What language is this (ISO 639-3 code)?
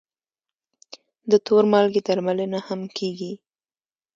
pus